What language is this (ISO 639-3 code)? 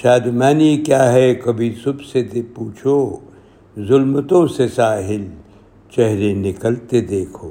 urd